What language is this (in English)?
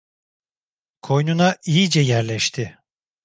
Turkish